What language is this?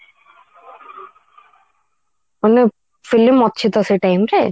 Odia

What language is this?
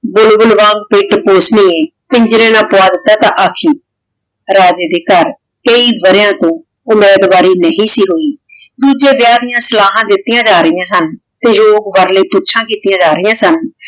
Punjabi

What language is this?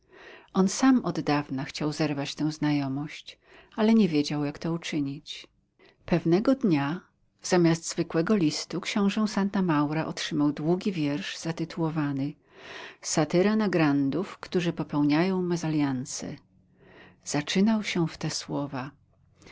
Polish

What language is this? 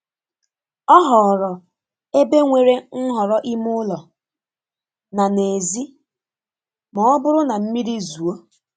Igbo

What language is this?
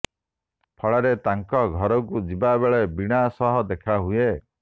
Odia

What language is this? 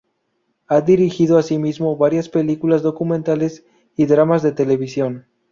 Spanish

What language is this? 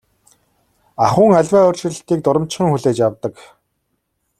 Mongolian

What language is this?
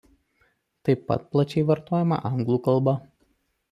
Lithuanian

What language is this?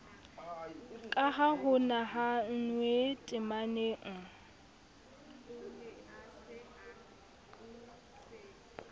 Southern Sotho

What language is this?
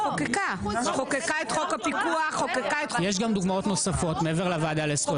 Hebrew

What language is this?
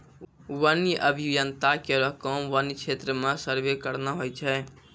Maithili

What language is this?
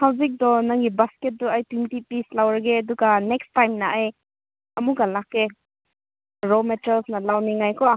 Manipuri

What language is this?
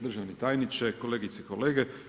Croatian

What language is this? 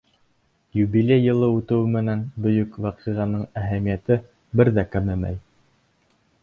Bashkir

